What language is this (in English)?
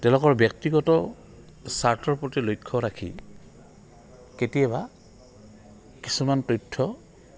Assamese